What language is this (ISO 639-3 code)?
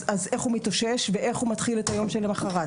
heb